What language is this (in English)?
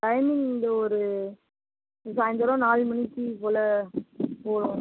Tamil